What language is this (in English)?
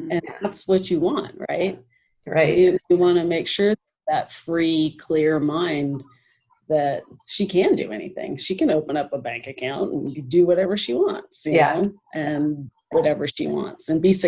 English